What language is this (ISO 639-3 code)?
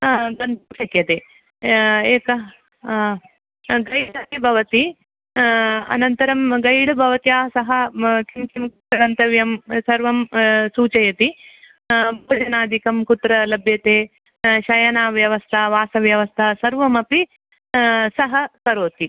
san